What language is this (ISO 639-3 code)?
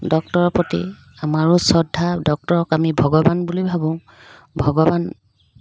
asm